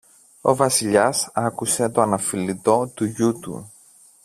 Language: Greek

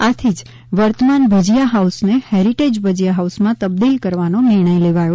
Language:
Gujarati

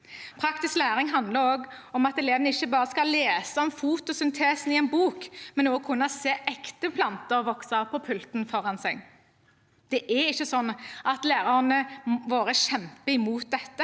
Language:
Norwegian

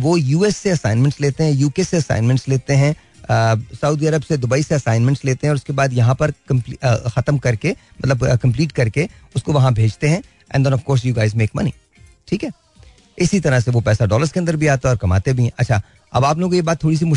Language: Hindi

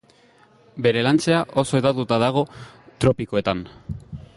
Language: Basque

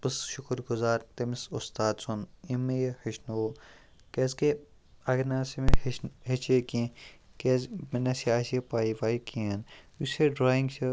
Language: Kashmiri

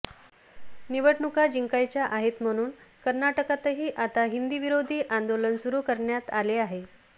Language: Marathi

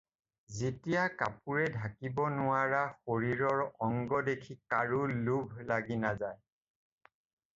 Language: Assamese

